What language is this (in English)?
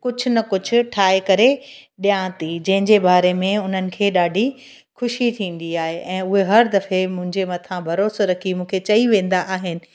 Sindhi